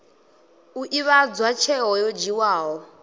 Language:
Venda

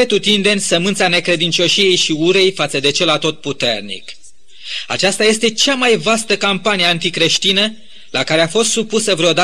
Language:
Romanian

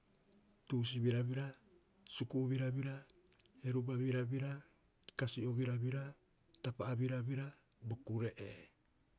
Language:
Rapoisi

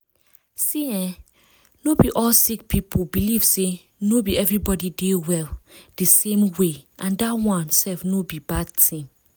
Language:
Nigerian Pidgin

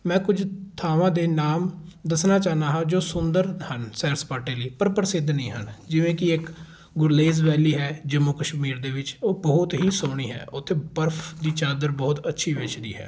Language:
Punjabi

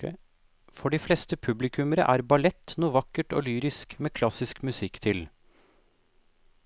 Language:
Norwegian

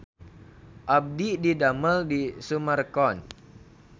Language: Sundanese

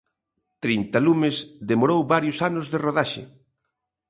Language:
Galician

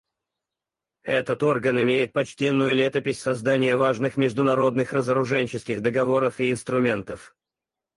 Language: Russian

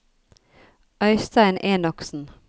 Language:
Norwegian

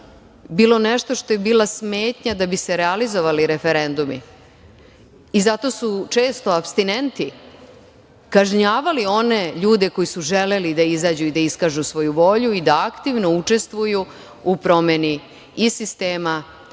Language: Serbian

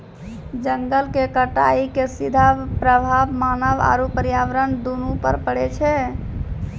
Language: Maithili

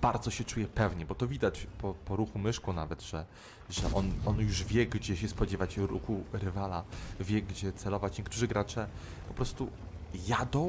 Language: Polish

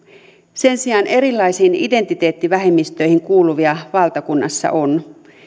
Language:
Finnish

